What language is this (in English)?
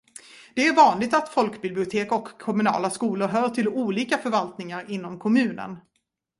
Swedish